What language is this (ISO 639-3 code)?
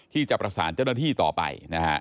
tha